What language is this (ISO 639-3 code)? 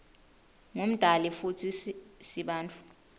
ssw